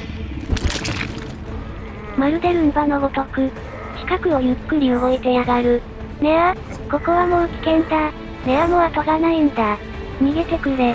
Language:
Japanese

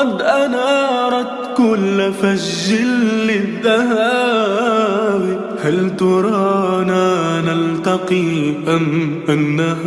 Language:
Arabic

